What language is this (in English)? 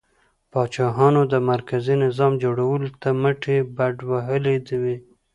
Pashto